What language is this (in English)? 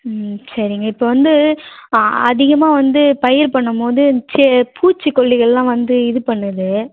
Tamil